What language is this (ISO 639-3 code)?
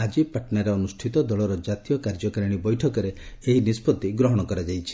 ori